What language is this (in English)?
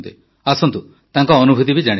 Odia